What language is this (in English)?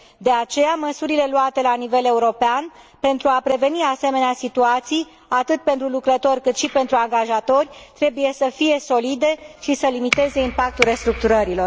Romanian